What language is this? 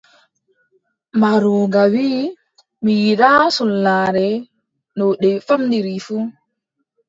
Adamawa Fulfulde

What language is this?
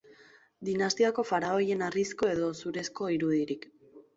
Basque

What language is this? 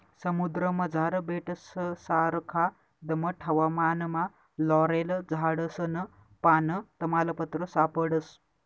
Marathi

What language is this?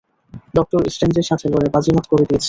Bangla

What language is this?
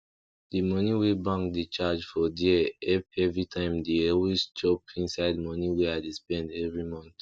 Nigerian Pidgin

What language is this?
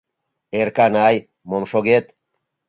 Mari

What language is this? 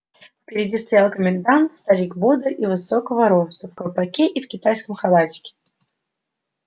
Russian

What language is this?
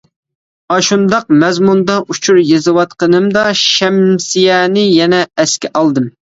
Uyghur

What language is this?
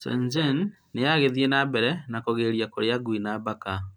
Kikuyu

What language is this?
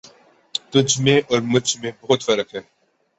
Urdu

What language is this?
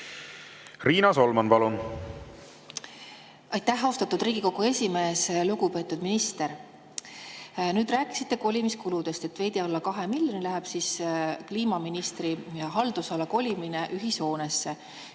Estonian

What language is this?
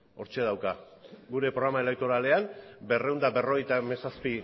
Basque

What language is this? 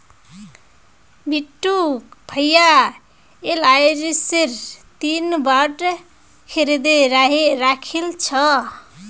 Magahi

